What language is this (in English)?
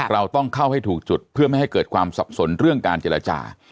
Thai